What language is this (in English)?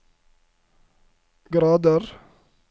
Norwegian